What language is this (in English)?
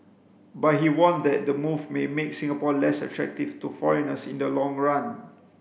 English